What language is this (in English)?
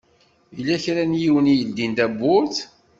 Kabyle